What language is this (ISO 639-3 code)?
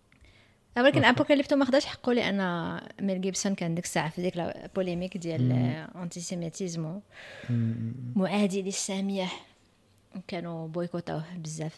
ara